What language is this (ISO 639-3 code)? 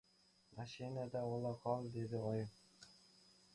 uzb